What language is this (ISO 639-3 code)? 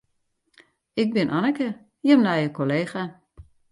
fry